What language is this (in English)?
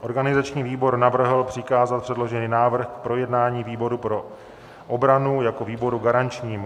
Czech